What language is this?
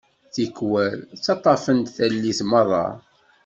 Kabyle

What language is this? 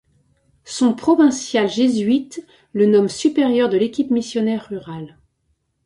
French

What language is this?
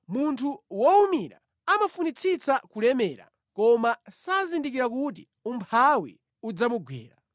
Nyanja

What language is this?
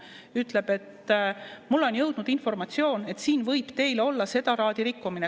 Estonian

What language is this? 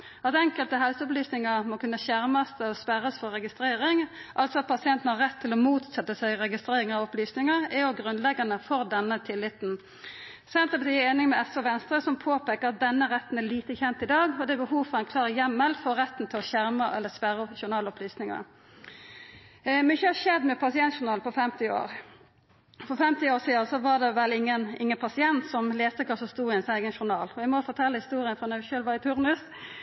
Norwegian Nynorsk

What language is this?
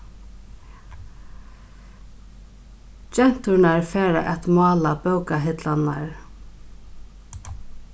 Faroese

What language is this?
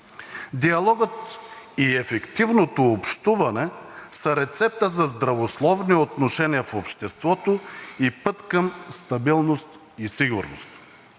Bulgarian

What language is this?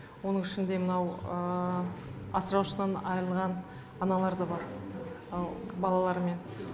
Kazakh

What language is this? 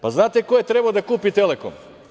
Serbian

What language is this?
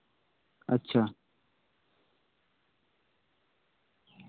Santali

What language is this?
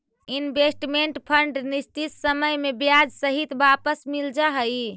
Magahi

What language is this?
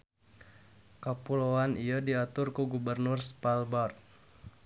Sundanese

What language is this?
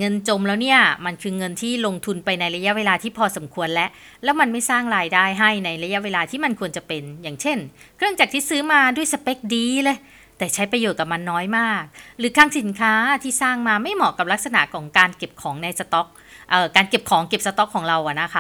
Thai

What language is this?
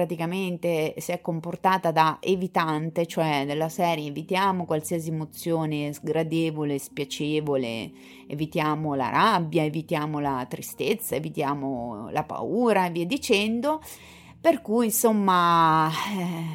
Italian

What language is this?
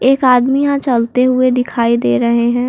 Hindi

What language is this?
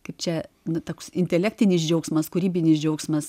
Lithuanian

